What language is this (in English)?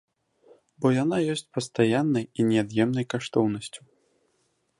Belarusian